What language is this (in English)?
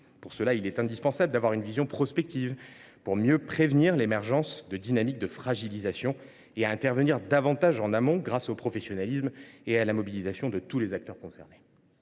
French